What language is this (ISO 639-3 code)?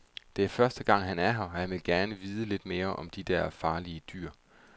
dan